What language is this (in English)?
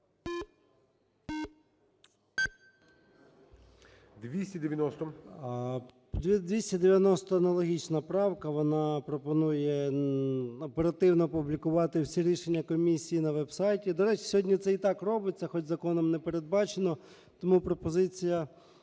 Ukrainian